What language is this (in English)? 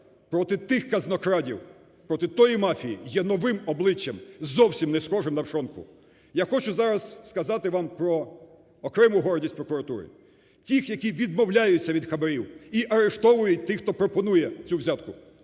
Ukrainian